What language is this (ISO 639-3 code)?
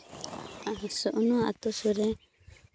sat